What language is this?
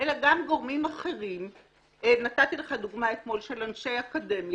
Hebrew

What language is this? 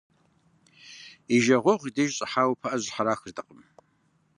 Kabardian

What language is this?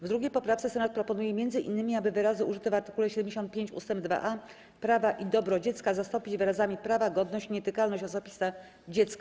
Polish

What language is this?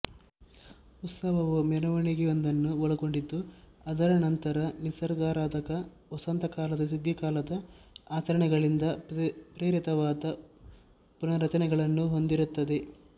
Kannada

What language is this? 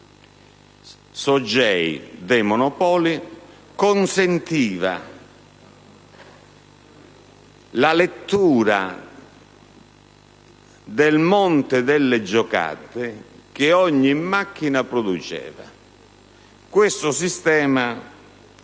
Italian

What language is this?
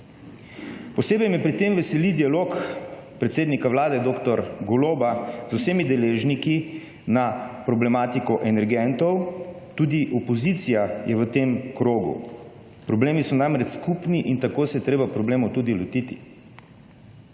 Slovenian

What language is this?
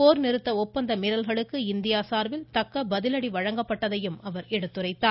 Tamil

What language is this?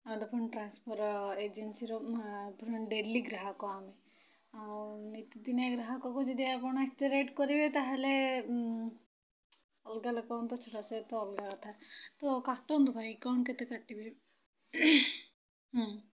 Odia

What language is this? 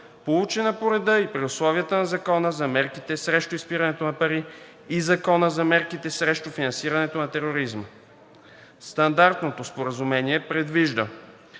Bulgarian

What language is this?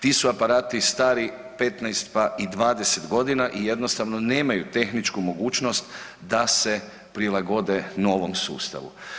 Croatian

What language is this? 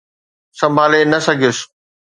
Sindhi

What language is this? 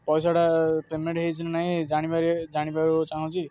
Odia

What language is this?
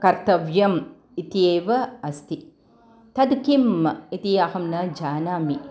Sanskrit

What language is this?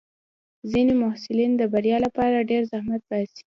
Pashto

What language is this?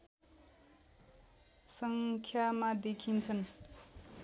Nepali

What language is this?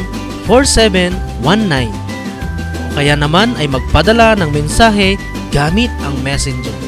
Filipino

